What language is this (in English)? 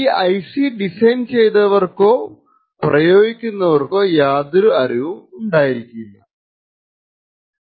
Malayalam